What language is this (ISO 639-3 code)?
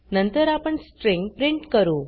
mar